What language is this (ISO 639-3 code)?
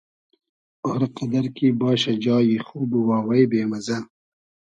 haz